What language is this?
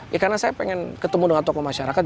Indonesian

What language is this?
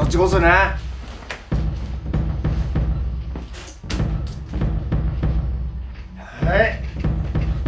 Japanese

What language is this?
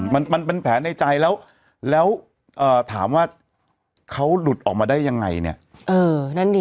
Thai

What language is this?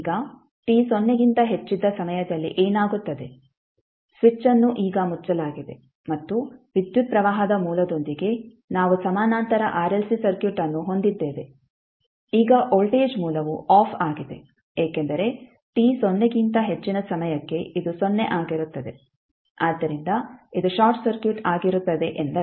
Kannada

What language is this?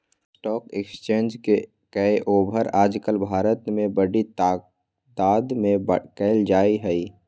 Magahi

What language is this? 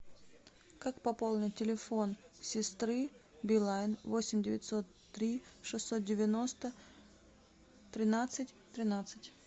Russian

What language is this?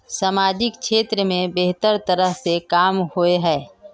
Magahi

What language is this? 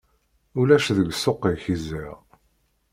Kabyle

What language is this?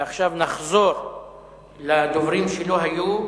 Hebrew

